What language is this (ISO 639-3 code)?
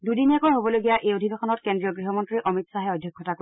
asm